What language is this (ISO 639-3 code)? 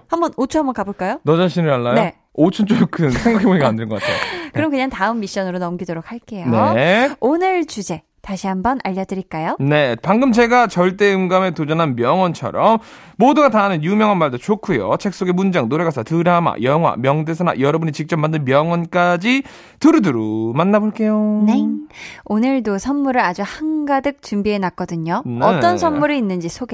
kor